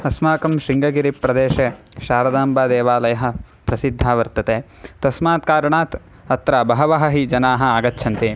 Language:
Sanskrit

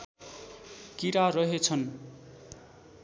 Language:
Nepali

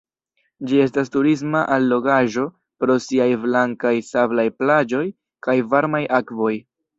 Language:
Esperanto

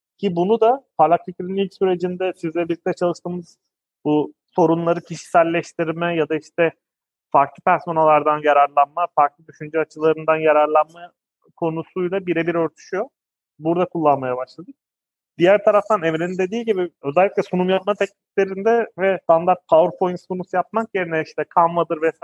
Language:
Turkish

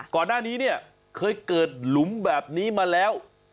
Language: Thai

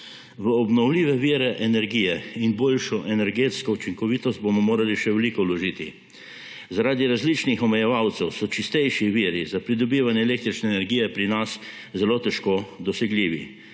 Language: Slovenian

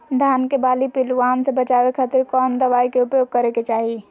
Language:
Magahi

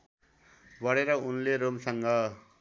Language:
Nepali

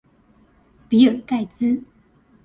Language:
Chinese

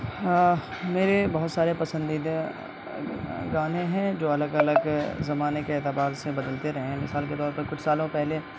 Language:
Urdu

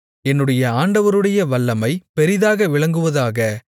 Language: Tamil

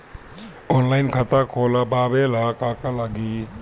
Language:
Bhojpuri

